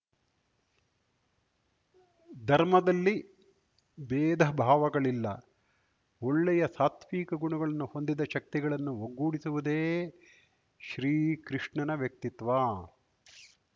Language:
Kannada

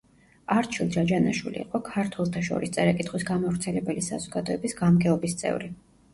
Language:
Georgian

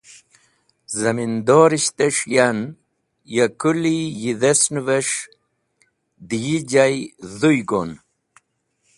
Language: Wakhi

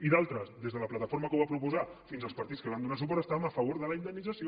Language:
Catalan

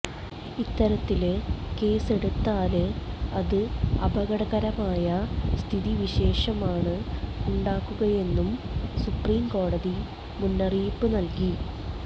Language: Malayalam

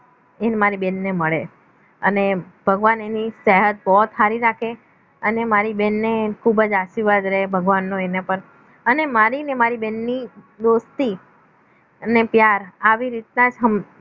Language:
Gujarati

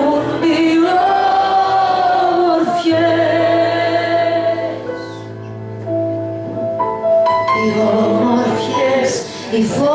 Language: Greek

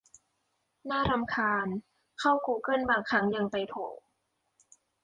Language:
Thai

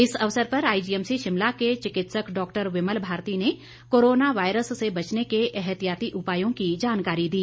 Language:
Hindi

